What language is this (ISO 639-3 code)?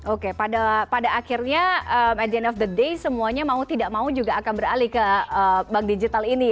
ind